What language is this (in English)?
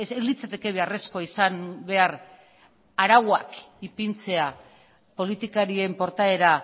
Basque